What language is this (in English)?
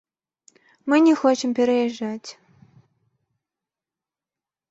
Belarusian